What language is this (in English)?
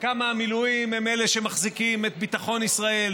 Hebrew